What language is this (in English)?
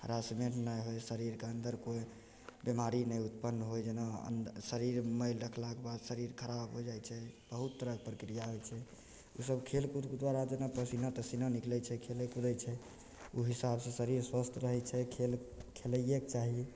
Maithili